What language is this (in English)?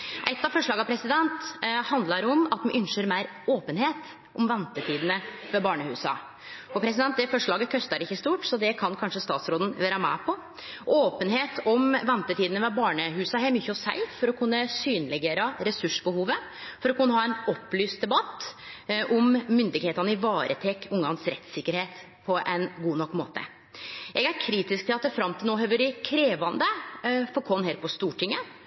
Norwegian Nynorsk